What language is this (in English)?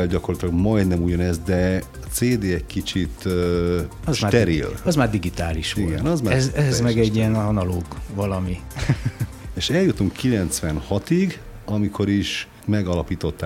Hungarian